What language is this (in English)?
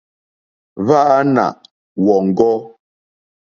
Mokpwe